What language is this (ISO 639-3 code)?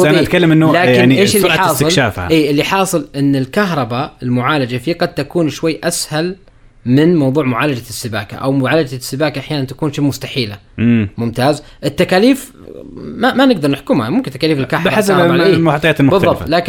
ara